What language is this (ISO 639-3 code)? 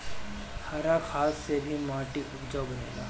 bho